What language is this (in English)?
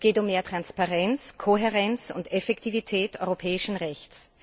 German